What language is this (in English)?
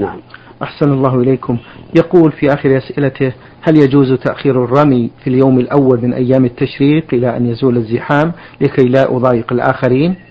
Arabic